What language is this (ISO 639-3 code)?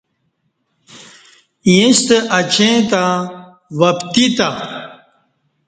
bsh